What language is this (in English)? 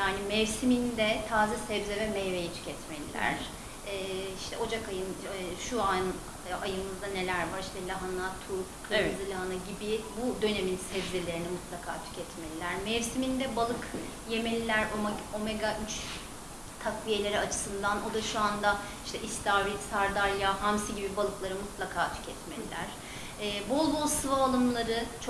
Turkish